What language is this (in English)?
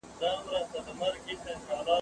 Pashto